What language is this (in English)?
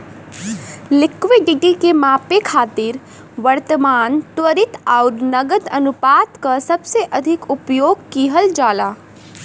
Bhojpuri